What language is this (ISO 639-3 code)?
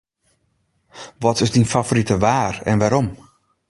fry